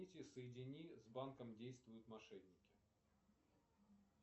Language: Russian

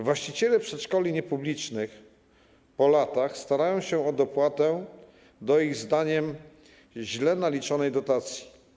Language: Polish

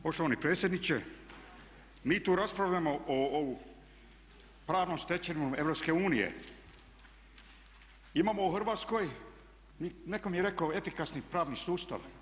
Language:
Croatian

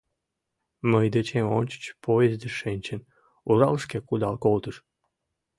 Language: Mari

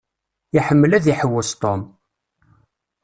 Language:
Kabyle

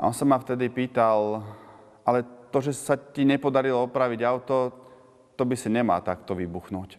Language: Slovak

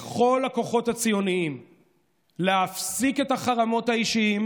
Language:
Hebrew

